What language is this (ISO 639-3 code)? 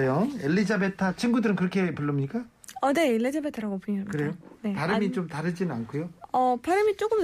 kor